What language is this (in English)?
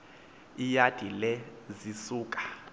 Xhosa